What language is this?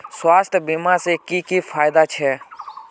Magahi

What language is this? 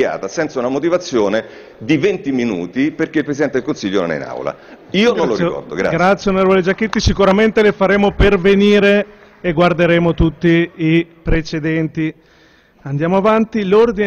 Italian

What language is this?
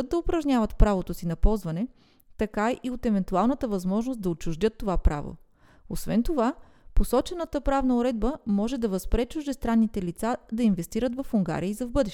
Bulgarian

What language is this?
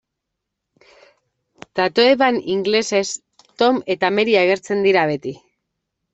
Basque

